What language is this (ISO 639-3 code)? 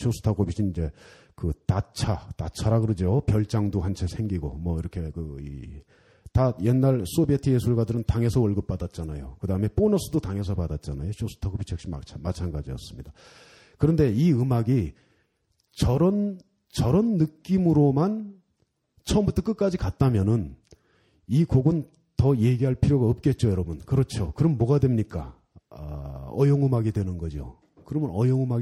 kor